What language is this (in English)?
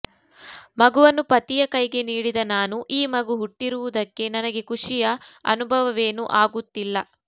Kannada